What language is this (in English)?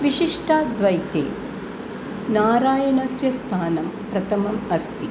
Sanskrit